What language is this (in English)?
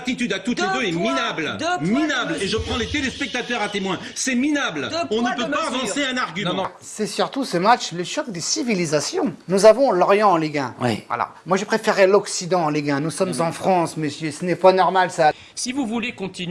French